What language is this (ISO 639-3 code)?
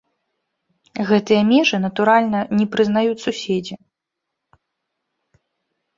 bel